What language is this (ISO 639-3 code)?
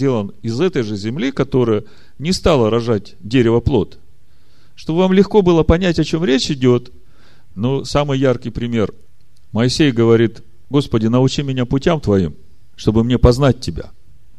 rus